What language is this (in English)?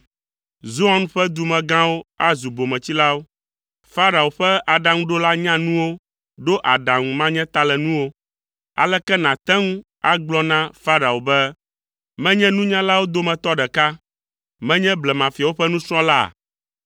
Ewe